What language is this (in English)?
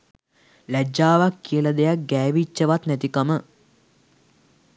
Sinhala